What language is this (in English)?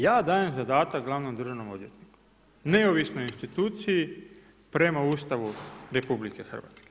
Croatian